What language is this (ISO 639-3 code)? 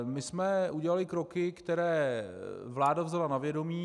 ces